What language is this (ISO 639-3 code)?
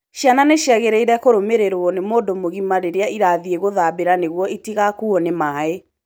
kik